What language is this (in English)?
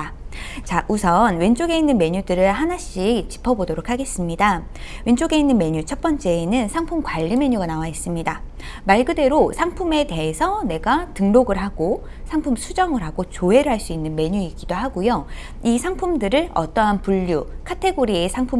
Korean